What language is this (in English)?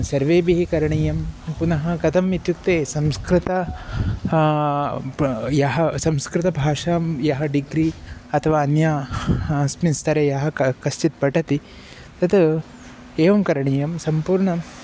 Sanskrit